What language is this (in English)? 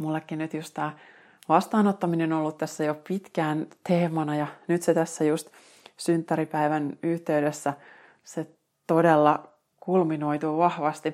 Finnish